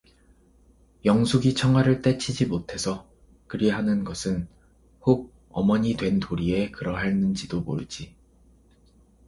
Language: Korean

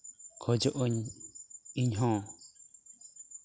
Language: Santali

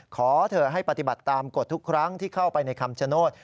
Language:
Thai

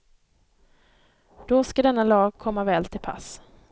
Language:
Swedish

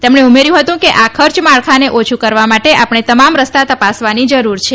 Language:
Gujarati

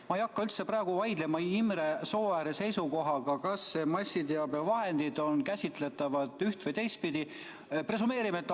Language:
Estonian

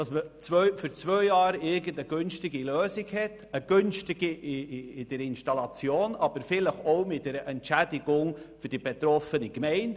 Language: Swiss German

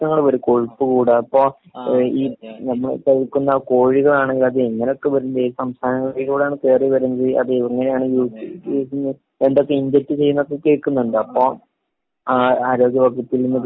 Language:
Malayalam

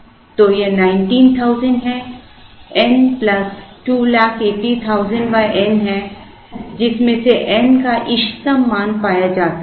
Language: Hindi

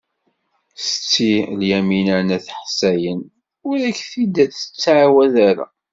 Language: Kabyle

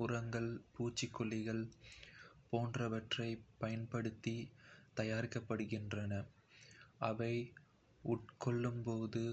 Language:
Kota (India)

